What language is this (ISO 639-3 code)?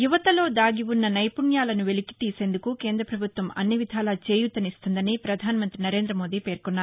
tel